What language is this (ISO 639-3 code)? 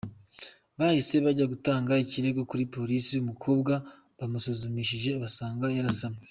kin